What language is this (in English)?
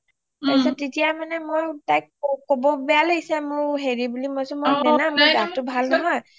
Assamese